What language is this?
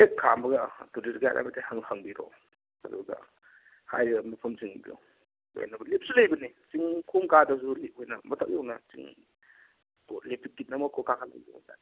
Manipuri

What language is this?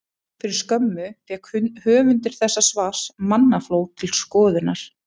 Icelandic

